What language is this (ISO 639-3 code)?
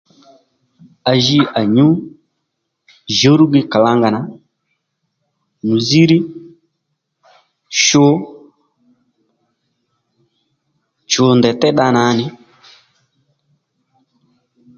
led